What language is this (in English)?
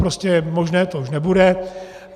Czech